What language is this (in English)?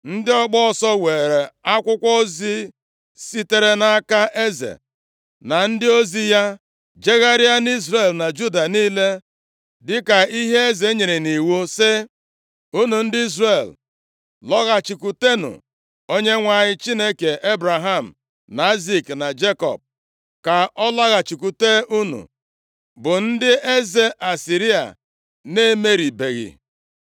Igbo